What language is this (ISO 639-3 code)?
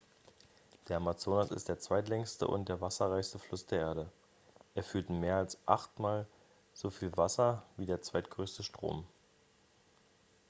deu